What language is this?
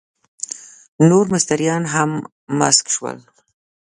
Pashto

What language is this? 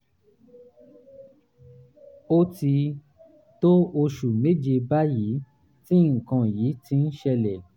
Yoruba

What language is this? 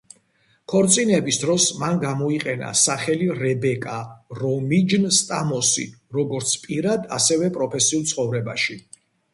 Georgian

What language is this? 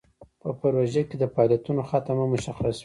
Pashto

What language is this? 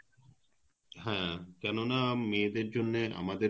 Bangla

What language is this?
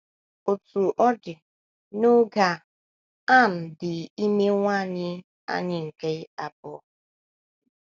Igbo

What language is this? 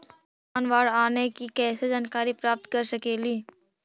Magahi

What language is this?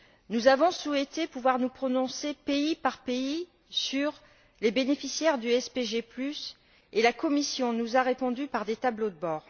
French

